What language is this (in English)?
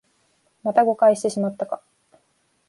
Japanese